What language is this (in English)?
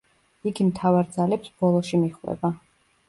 Georgian